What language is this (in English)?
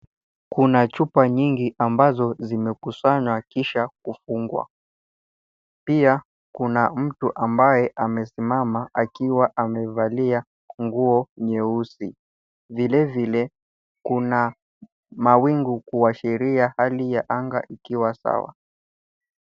Swahili